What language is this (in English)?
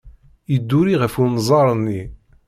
Kabyle